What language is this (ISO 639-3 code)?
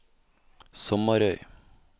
nor